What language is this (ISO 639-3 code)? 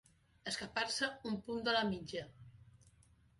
cat